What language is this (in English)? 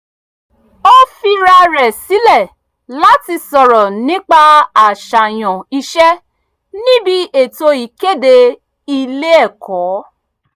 Yoruba